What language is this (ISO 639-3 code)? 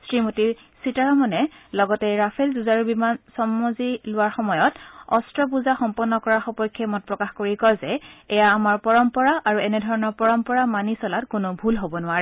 asm